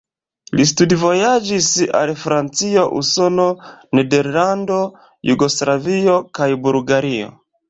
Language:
Esperanto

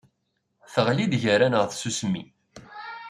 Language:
Kabyle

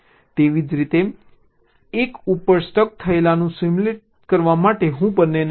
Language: Gujarati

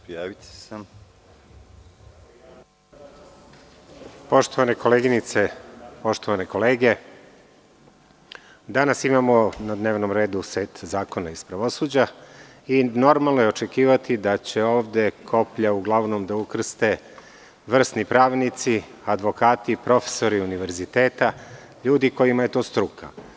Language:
Serbian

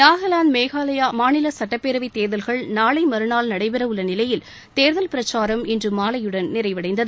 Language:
Tamil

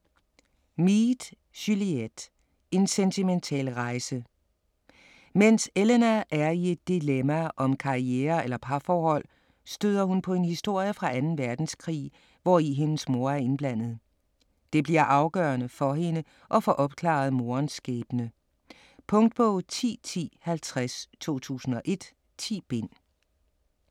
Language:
Danish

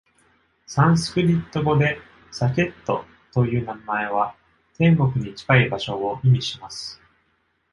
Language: Japanese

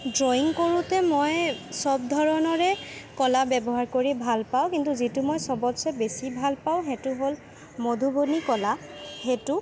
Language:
Assamese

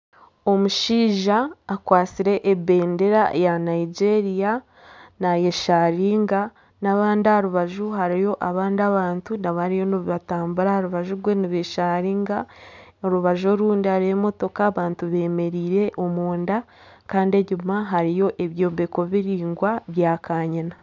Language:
Nyankole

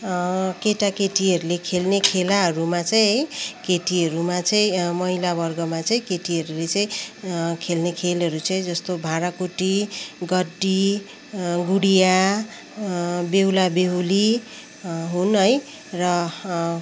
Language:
Nepali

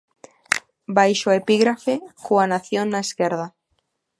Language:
Galician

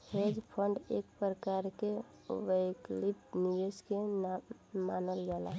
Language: Bhojpuri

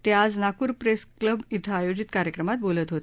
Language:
Marathi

